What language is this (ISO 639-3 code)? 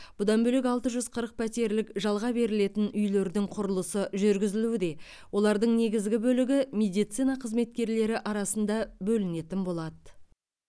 kaz